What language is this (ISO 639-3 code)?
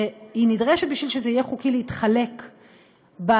heb